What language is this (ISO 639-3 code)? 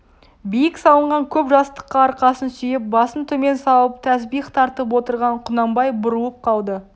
kaz